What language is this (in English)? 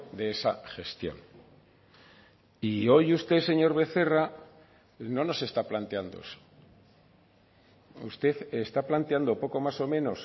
Spanish